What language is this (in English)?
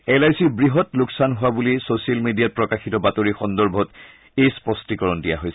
Assamese